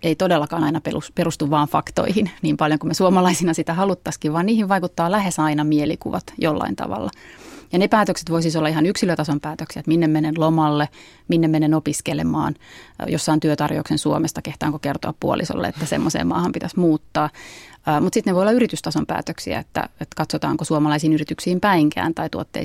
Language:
Finnish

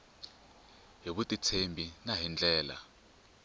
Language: Tsonga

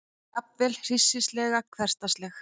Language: Icelandic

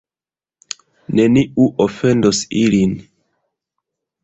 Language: Esperanto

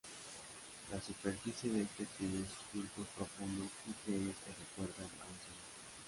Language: Spanish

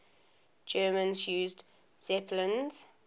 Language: English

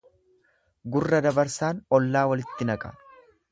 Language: Oromo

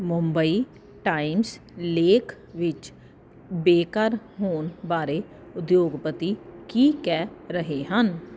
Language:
Punjabi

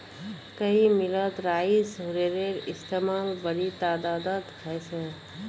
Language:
Magahi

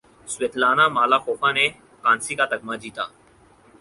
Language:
Urdu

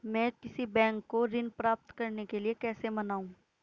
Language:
Hindi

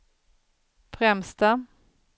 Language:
Swedish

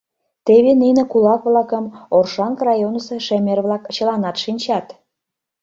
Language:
Mari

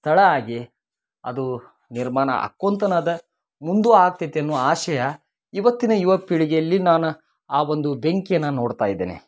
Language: Kannada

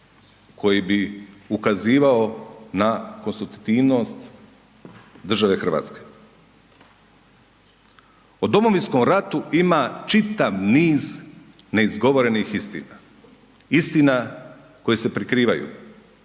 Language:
Croatian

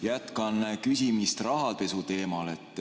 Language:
Estonian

